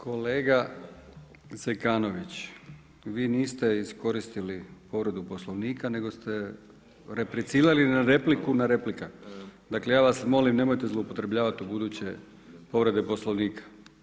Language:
Croatian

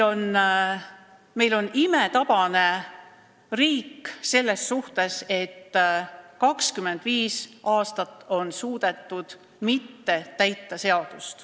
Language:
Estonian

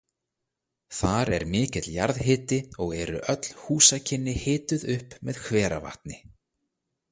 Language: Icelandic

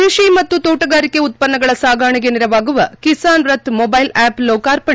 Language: Kannada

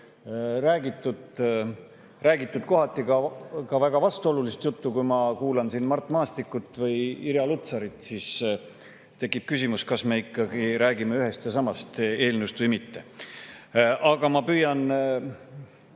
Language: Estonian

